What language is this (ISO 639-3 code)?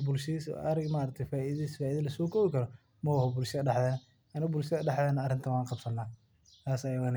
som